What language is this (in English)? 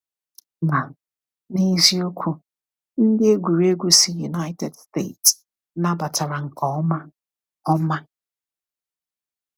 Igbo